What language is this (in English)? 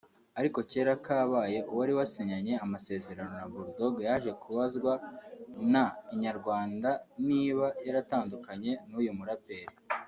Kinyarwanda